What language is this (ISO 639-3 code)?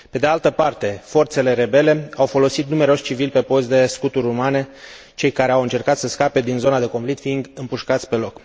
ron